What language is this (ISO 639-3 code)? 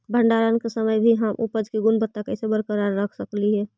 mag